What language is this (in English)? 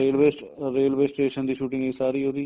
Punjabi